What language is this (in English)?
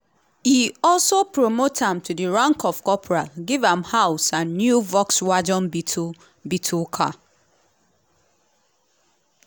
Nigerian Pidgin